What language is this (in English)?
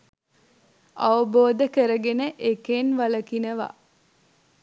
Sinhala